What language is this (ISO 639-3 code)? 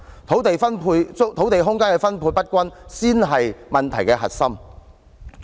yue